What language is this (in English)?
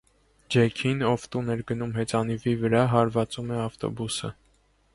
Armenian